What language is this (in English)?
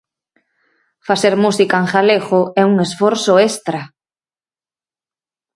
Galician